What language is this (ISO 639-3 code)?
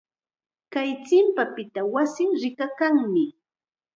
qxa